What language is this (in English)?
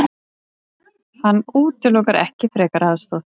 Icelandic